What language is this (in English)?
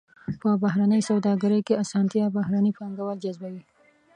Pashto